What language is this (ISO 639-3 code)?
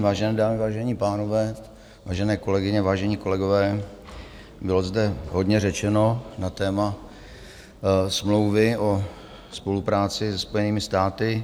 ces